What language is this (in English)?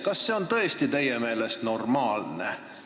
Estonian